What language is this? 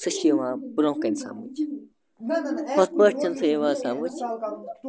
Kashmiri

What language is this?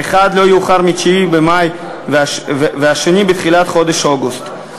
Hebrew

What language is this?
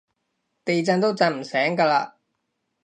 Cantonese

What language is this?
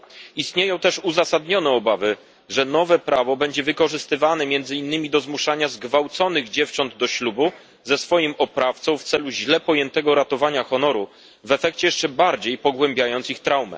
Polish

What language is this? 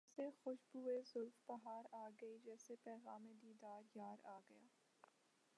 Urdu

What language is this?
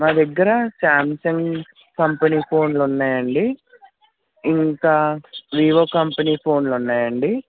Telugu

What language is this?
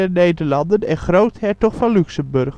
Dutch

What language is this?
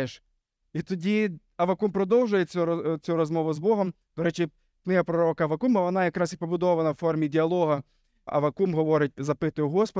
Ukrainian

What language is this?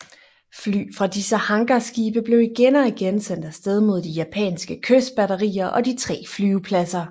Danish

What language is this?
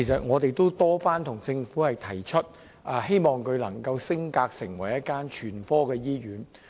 Cantonese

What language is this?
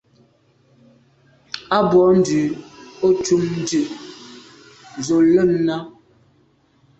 Medumba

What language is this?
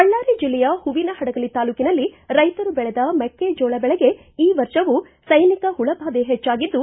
Kannada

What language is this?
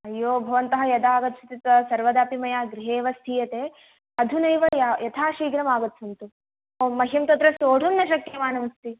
Sanskrit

